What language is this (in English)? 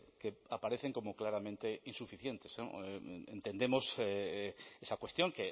Spanish